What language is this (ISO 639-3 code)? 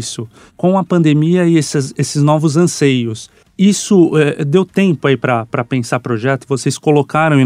por